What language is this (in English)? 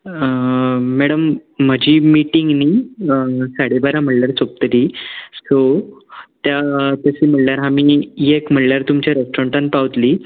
Konkani